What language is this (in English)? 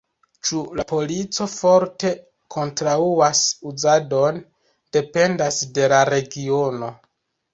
Esperanto